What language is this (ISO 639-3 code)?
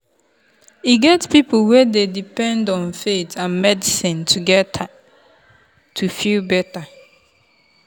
pcm